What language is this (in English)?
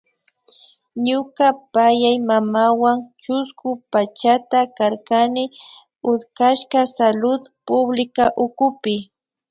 Imbabura Highland Quichua